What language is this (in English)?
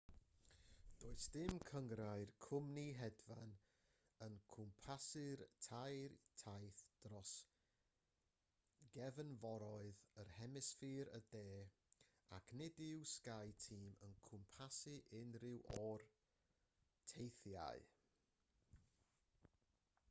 Welsh